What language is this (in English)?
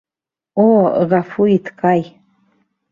Bashkir